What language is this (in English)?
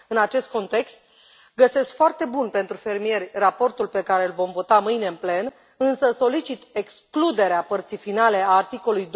Romanian